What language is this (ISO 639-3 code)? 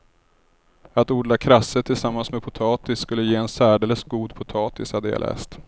swe